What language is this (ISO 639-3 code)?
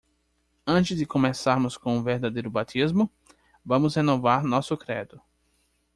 por